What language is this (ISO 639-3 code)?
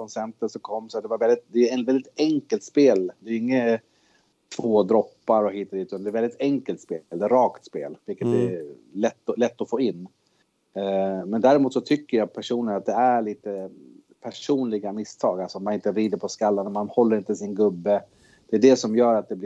swe